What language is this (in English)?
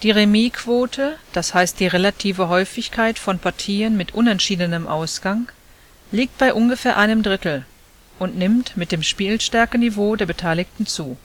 German